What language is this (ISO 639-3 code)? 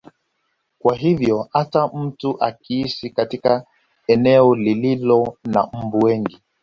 swa